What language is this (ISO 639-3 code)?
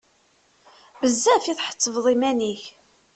kab